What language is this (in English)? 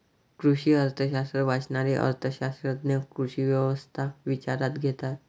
Marathi